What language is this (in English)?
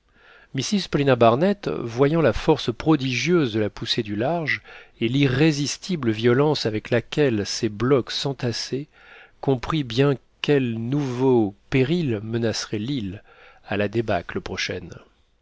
French